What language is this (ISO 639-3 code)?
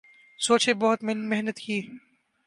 urd